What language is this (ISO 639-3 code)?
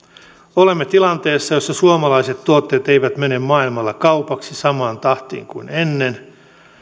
fin